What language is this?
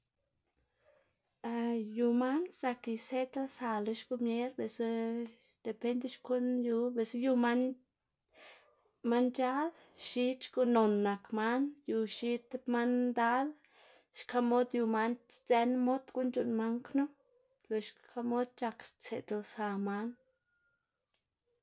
Xanaguía Zapotec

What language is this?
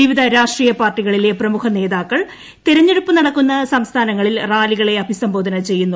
Malayalam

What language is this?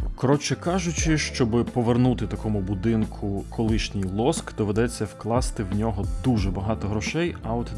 Ukrainian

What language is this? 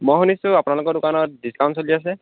Assamese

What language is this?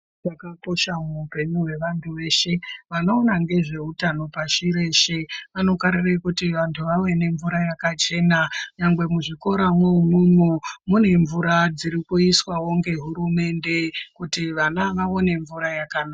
Ndau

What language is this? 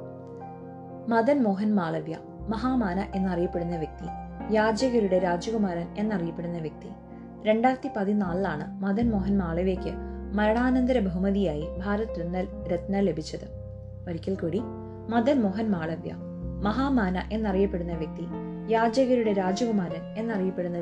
Malayalam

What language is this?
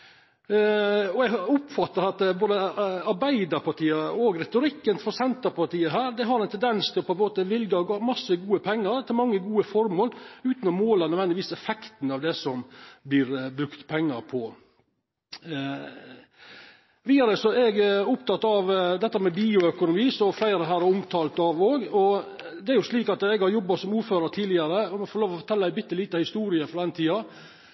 Norwegian Nynorsk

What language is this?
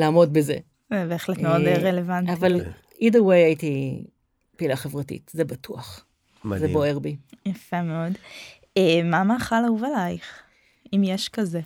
Hebrew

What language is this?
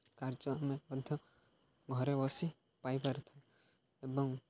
Odia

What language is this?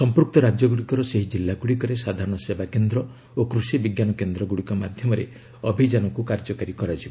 Odia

